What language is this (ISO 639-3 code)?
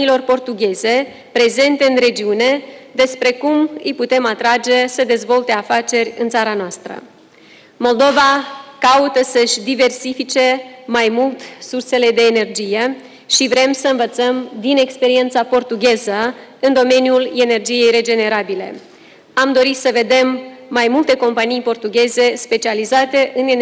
ron